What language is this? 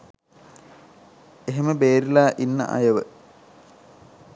Sinhala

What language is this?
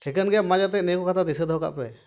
Santali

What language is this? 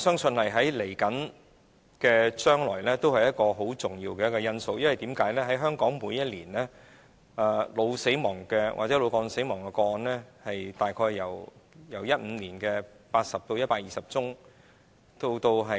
Cantonese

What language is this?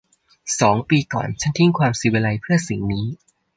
Thai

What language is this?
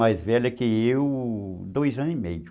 Portuguese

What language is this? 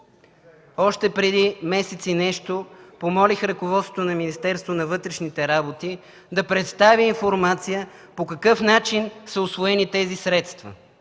Bulgarian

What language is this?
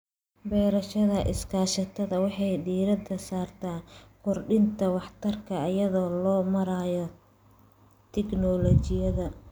Somali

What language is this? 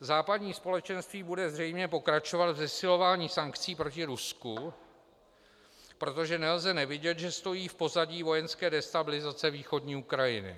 Czech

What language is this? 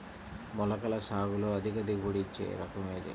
Telugu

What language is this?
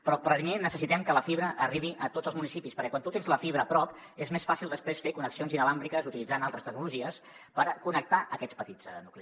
Catalan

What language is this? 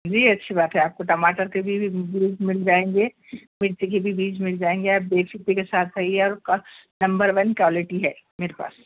Urdu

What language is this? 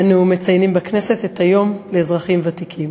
Hebrew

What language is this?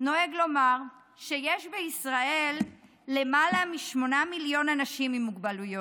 Hebrew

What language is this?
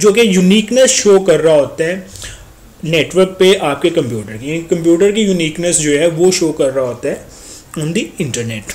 Hindi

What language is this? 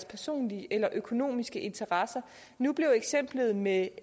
Danish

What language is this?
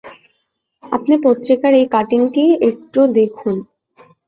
Bangla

